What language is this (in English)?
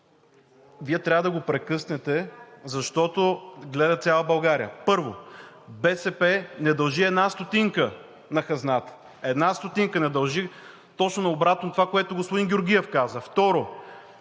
Bulgarian